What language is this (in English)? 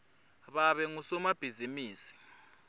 Swati